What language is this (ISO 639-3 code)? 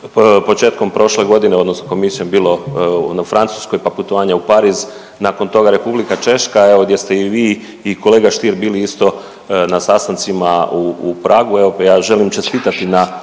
hrv